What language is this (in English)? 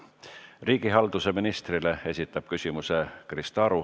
Estonian